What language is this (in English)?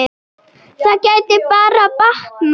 Icelandic